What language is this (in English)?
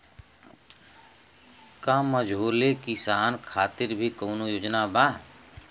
Bhojpuri